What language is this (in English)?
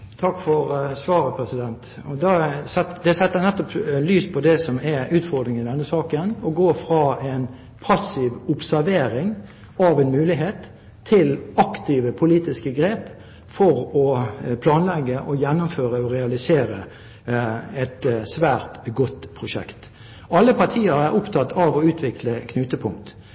Norwegian